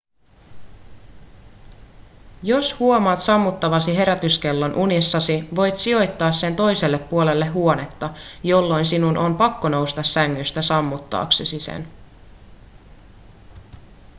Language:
Finnish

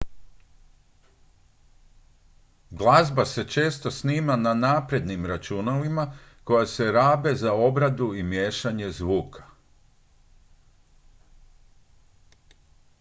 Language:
Croatian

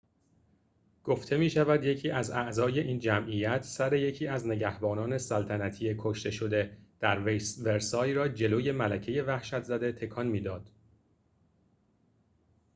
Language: Persian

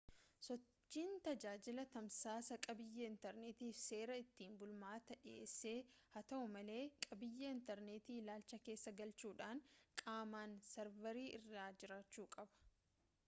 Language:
Oromo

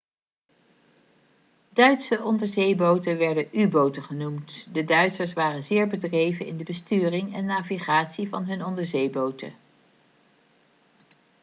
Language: Dutch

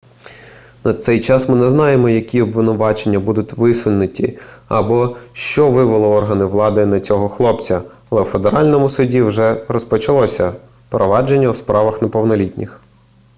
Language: Ukrainian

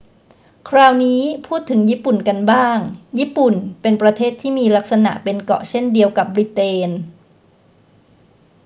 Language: Thai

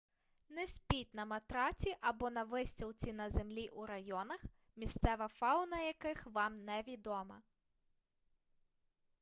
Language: Ukrainian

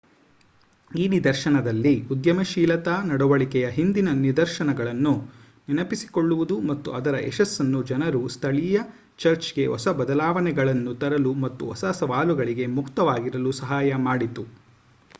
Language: Kannada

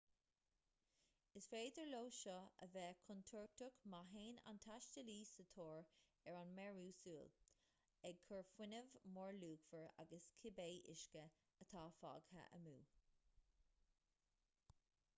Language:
Irish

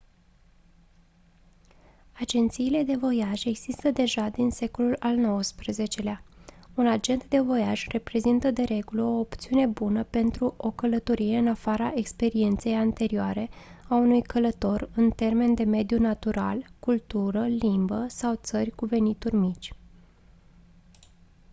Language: Romanian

